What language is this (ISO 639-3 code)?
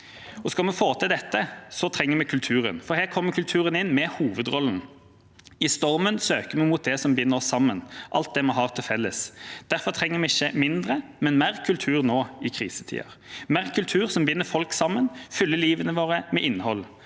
nor